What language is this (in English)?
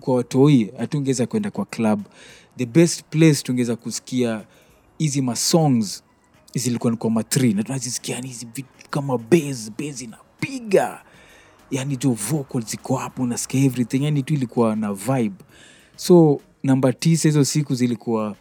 Swahili